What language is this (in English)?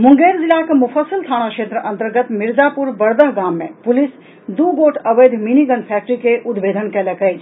Maithili